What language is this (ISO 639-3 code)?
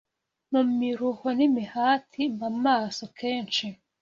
kin